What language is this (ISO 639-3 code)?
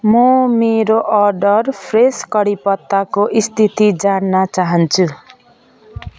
nep